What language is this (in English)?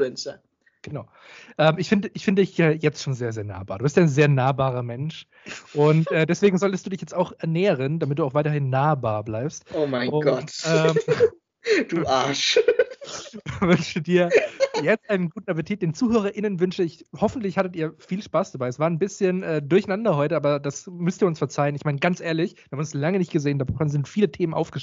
German